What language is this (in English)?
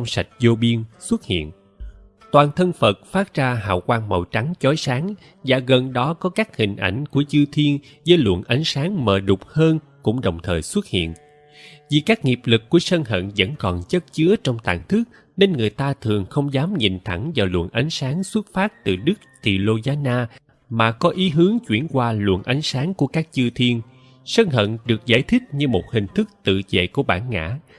Vietnamese